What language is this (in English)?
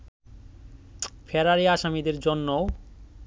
Bangla